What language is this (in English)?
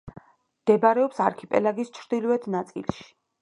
Georgian